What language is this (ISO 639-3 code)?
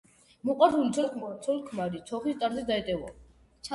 kat